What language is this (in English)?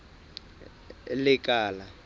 Southern Sotho